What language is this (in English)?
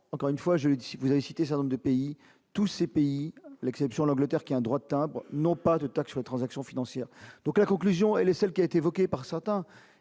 French